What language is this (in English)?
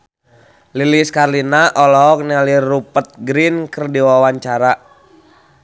Sundanese